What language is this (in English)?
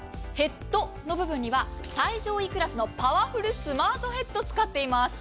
Japanese